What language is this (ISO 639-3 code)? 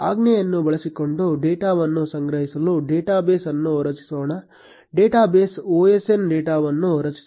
kan